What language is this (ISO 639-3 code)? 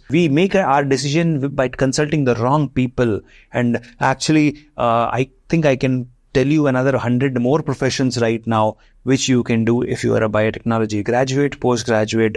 eng